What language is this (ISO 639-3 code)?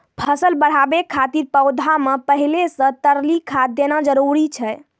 mai